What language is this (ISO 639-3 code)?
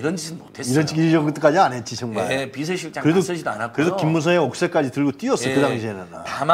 kor